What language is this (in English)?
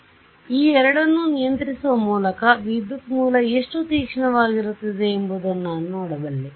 Kannada